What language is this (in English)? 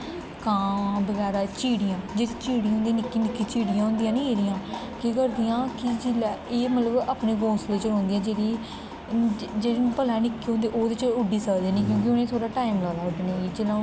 Dogri